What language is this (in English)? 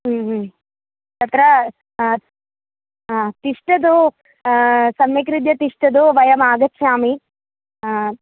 Sanskrit